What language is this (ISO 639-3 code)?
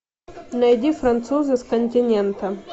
rus